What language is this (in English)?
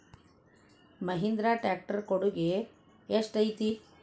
Kannada